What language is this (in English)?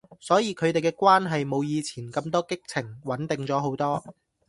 Cantonese